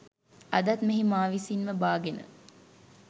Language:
Sinhala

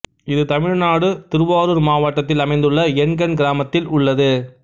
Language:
Tamil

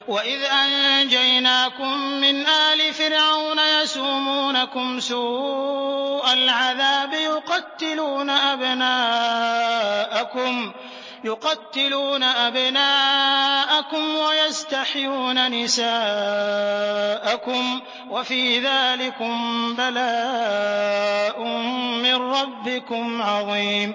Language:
Arabic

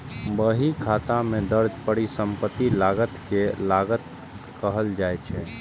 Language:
Maithili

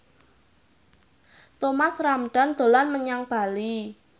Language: Javanese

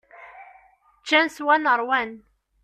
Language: Kabyle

